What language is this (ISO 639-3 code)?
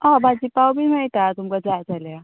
kok